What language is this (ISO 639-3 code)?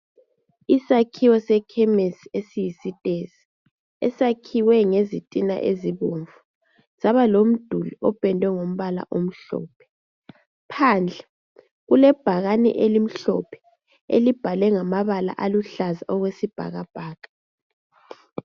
nde